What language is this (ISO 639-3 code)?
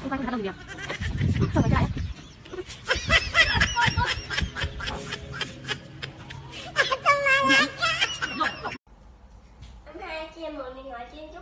vie